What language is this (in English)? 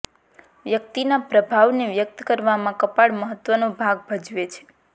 Gujarati